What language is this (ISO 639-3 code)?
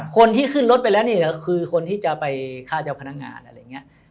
tha